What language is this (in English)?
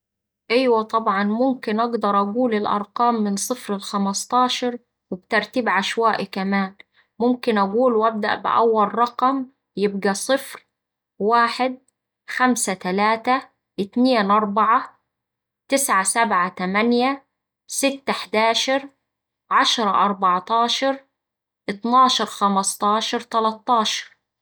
Saidi Arabic